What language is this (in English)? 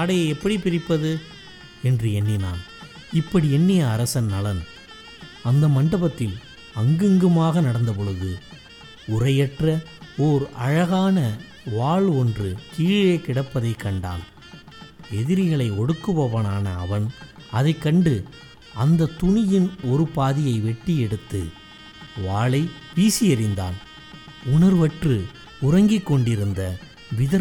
Tamil